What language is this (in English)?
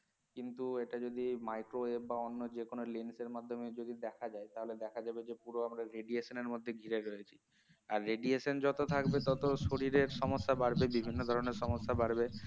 Bangla